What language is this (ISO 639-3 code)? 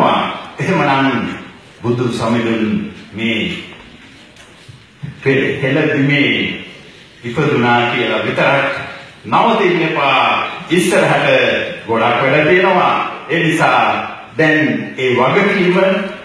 kor